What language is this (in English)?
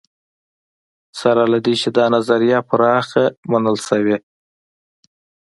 Pashto